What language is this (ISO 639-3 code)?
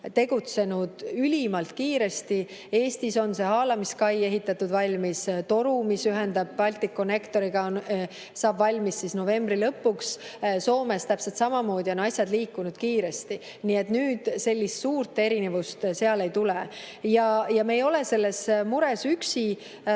est